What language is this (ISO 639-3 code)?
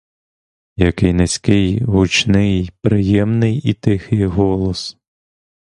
ukr